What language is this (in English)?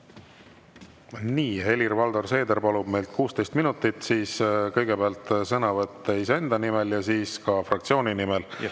Estonian